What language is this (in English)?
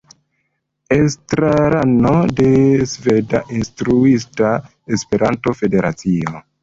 Esperanto